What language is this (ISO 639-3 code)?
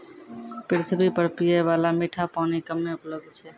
mai